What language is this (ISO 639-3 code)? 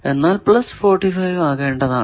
mal